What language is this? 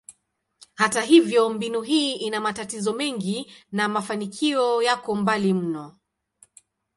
Swahili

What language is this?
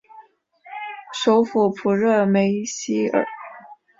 Chinese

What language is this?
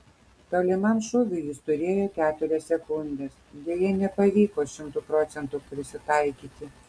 Lithuanian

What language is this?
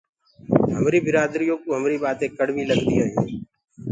Gurgula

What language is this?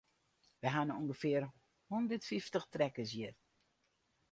Western Frisian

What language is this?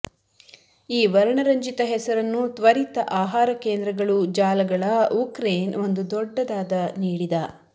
Kannada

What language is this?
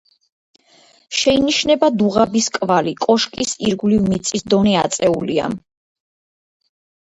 Georgian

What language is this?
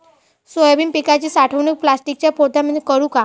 Marathi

